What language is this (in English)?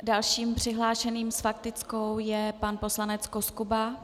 Czech